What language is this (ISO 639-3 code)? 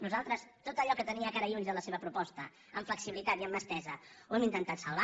cat